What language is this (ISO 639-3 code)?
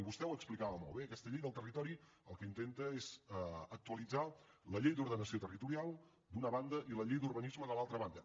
cat